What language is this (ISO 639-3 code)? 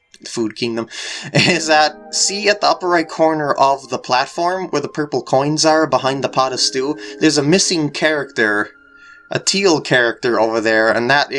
eng